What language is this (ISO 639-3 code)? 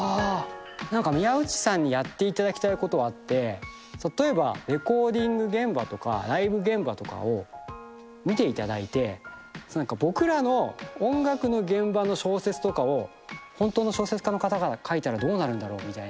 jpn